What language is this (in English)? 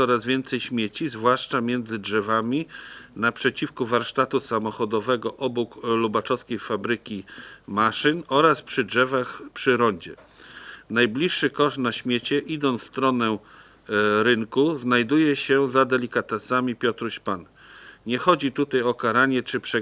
Polish